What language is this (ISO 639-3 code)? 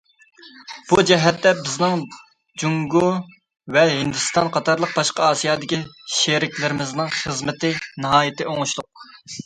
uig